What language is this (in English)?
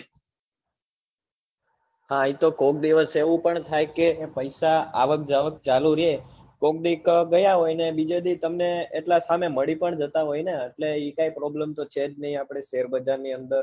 Gujarati